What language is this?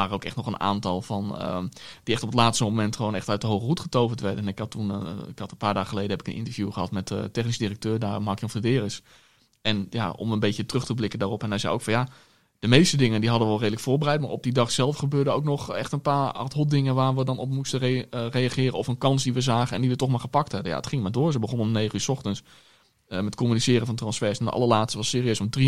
Dutch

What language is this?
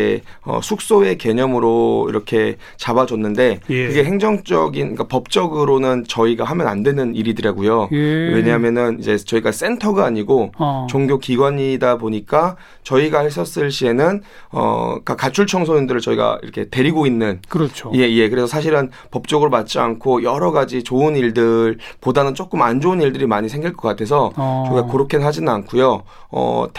Korean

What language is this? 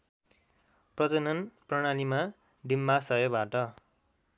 Nepali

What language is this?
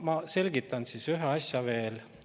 Estonian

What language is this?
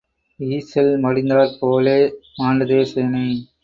Tamil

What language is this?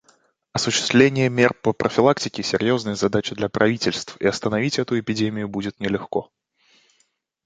Russian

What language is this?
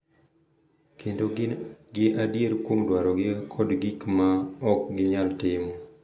Luo (Kenya and Tanzania)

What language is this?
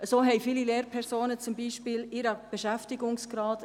Swiss German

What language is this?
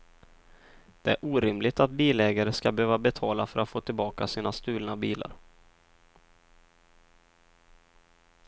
Swedish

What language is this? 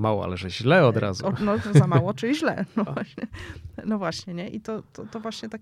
Polish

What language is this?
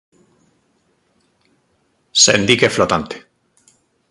Galician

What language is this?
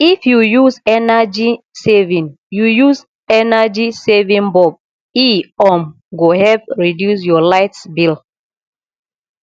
Nigerian Pidgin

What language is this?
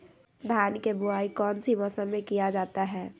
Magahi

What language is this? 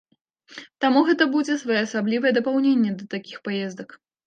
Belarusian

